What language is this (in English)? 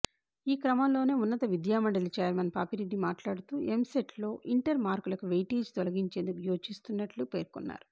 Telugu